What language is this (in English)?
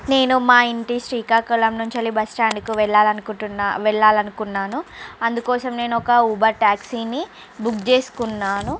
Telugu